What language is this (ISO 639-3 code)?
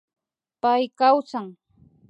qvi